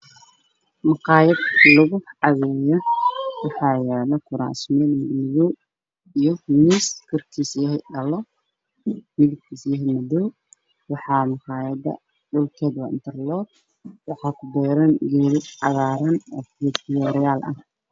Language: Somali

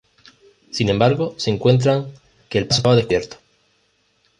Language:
Spanish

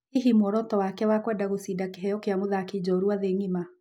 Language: Kikuyu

